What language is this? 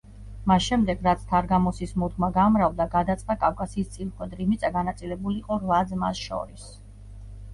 Georgian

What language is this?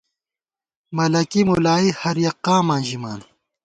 Gawar-Bati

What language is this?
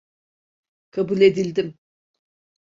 Turkish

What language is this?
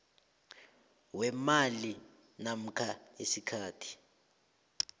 South Ndebele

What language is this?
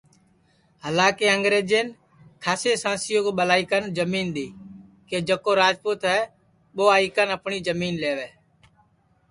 Sansi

